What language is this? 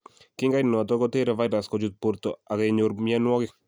Kalenjin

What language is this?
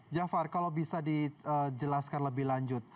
Indonesian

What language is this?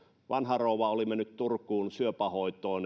Finnish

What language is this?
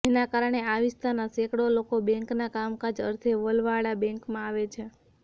Gujarati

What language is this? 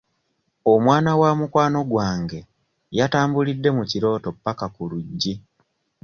Ganda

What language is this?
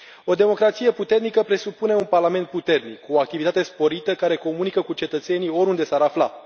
Romanian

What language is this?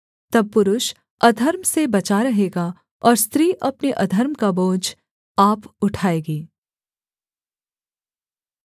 Hindi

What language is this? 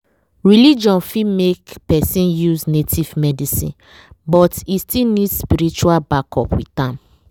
Nigerian Pidgin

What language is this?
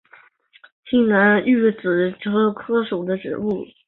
Chinese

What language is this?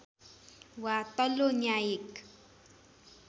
Nepali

